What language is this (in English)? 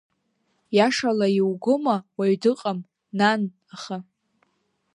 Abkhazian